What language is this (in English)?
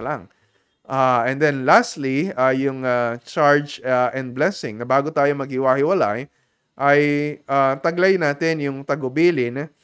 Filipino